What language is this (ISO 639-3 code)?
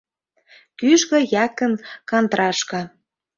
chm